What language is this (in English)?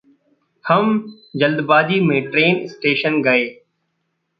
Hindi